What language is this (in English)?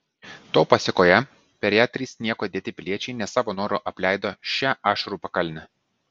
Lithuanian